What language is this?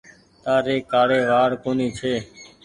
Goaria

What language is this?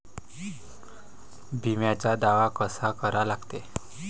Marathi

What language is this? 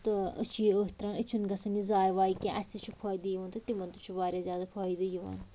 Kashmiri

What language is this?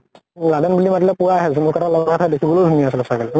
Assamese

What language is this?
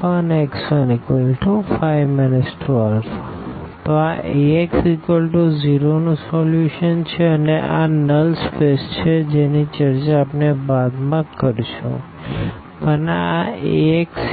Gujarati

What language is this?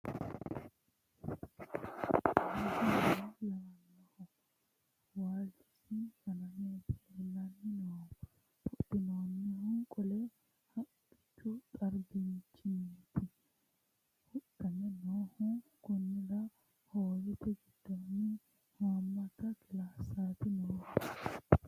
Sidamo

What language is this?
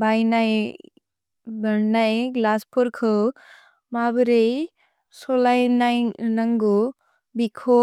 Bodo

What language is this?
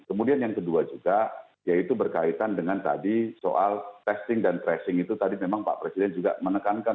Indonesian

